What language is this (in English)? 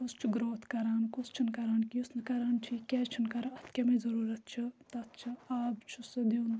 Kashmiri